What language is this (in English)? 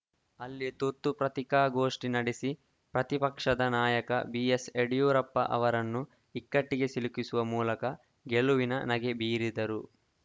Kannada